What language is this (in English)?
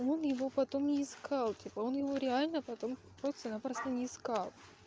Russian